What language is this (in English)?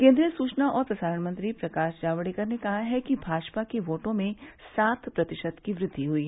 Hindi